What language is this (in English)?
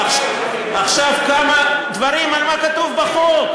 Hebrew